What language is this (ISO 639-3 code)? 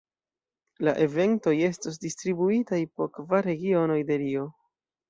epo